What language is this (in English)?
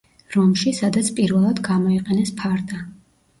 Georgian